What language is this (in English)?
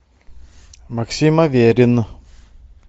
Russian